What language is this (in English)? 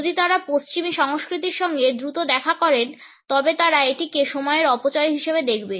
Bangla